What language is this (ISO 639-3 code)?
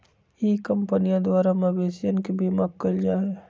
mag